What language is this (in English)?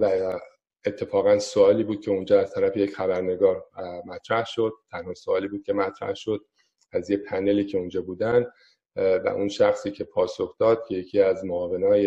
Persian